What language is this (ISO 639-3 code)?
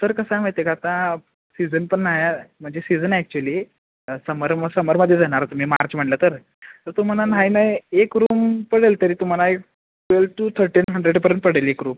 mar